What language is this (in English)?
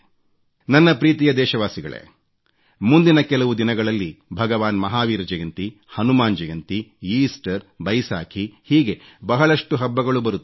Kannada